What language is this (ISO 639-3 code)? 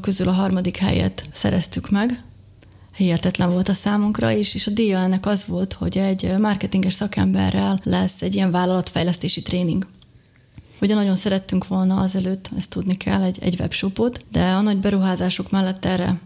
hun